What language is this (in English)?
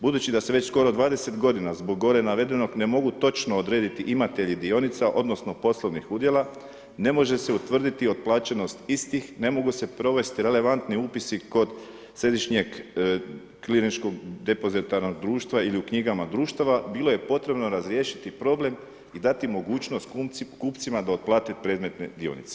Croatian